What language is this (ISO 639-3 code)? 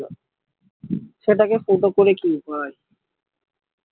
ben